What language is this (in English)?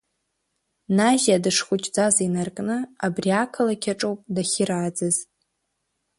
Abkhazian